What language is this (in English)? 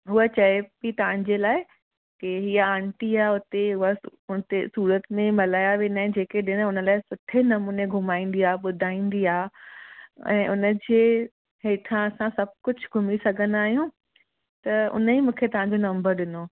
Sindhi